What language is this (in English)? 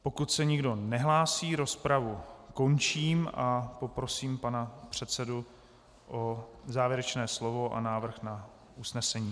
Czech